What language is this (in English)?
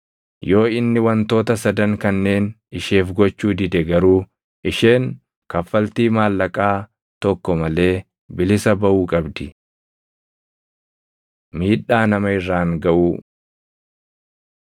Oromo